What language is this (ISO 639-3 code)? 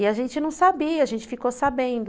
por